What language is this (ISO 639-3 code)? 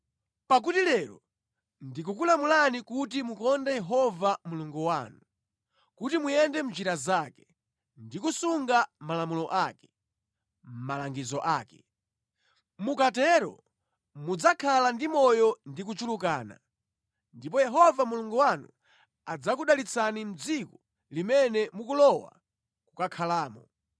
nya